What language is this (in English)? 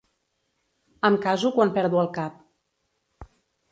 Catalan